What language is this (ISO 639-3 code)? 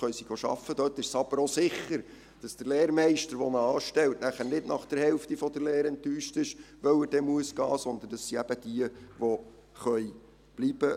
gsw